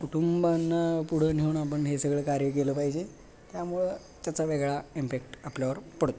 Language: Marathi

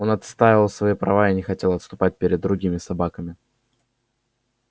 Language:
Russian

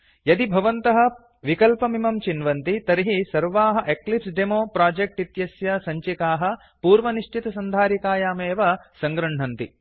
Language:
Sanskrit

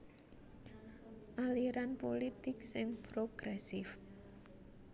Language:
Javanese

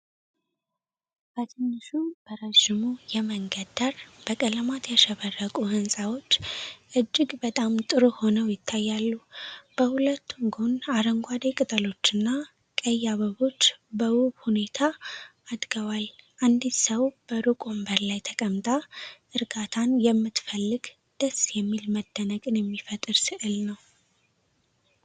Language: Amharic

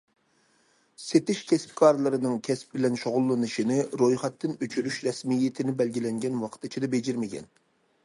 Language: Uyghur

